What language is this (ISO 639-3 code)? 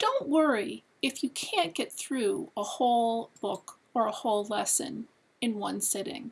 eng